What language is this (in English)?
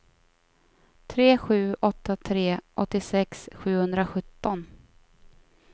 Swedish